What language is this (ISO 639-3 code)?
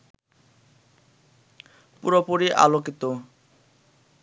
ben